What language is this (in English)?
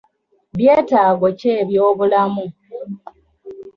Ganda